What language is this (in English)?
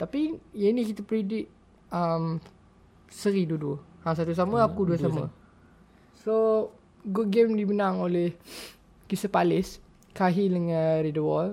Malay